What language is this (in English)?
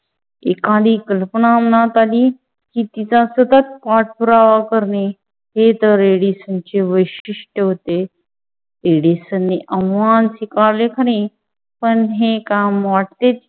Marathi